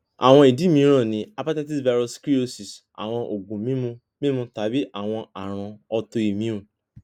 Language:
Yoruba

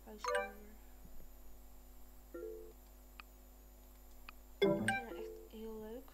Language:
Dutch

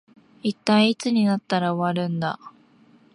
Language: Japanese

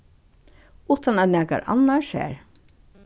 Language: Faroese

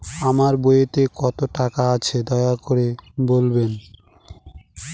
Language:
Bangla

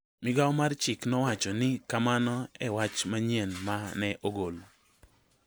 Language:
Luo (Kenya and Tanzania)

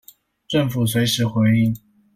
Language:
Chinese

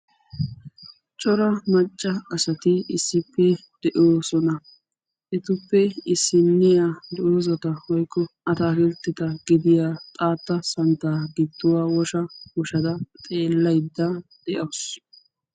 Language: Wolaytta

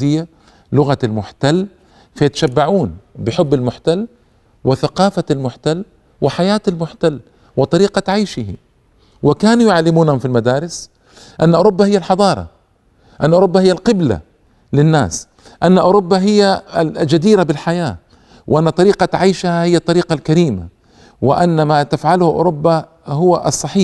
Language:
Arabic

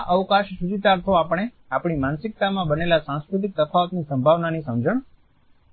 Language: Gujarati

